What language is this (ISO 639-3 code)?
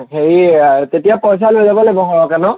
asm